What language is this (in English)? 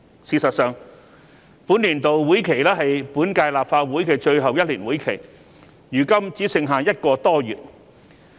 Cantonese